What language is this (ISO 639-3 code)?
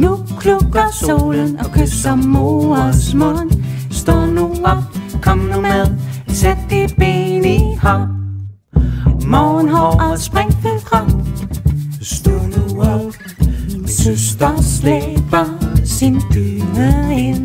nld